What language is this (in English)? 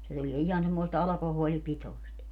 Finnish